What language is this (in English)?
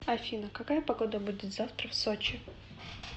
Russian